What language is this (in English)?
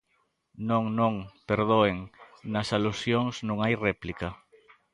Galician